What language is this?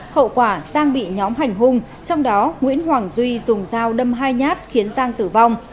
Vietnamese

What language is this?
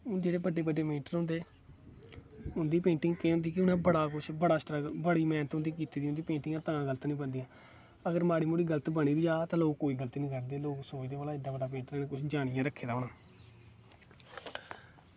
Dogri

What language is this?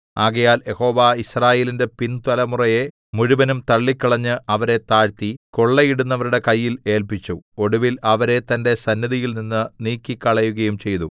Malayalam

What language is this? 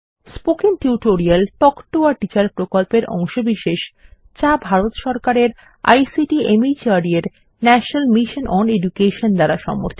Bangla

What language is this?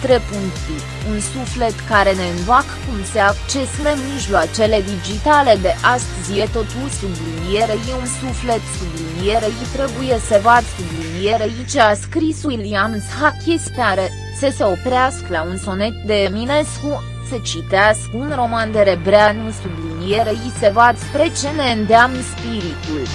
Romanian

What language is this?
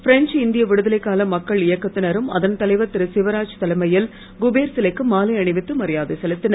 Tamil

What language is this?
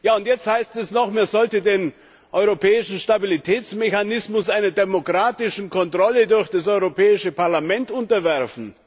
German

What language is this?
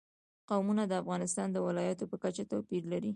Pashto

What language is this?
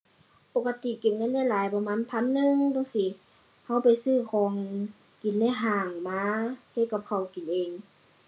Thai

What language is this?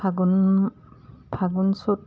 Assamese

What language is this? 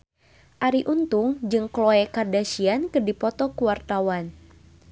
Sundanese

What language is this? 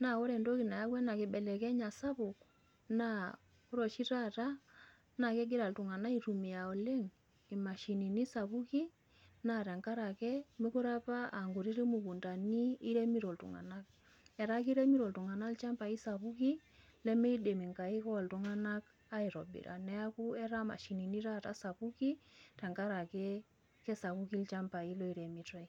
Masai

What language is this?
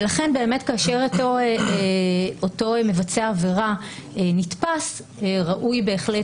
Hebrew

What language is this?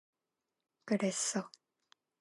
Korean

